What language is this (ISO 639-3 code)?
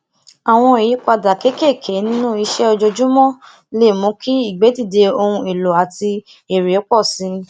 yor